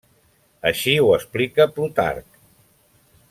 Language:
Catalan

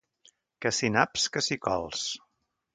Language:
Catalan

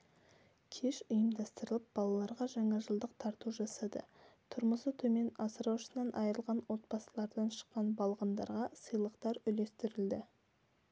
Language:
Kazakh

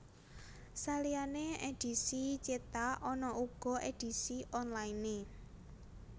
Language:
Javanese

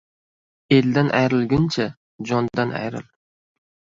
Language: Uzbek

